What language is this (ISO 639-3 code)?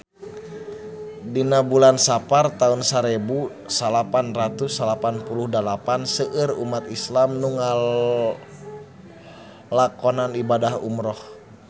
sun